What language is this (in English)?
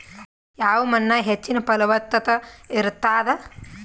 Kannada